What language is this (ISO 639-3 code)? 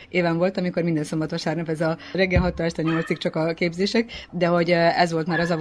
hun